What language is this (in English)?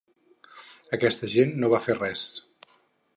Catalan